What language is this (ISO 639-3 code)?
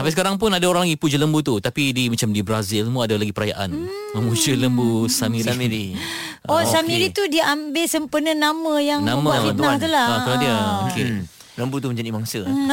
msa